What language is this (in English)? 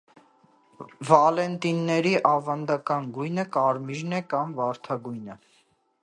Armenian